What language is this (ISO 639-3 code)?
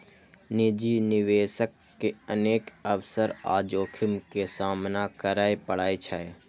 mai